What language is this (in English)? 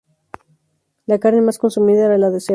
Spanish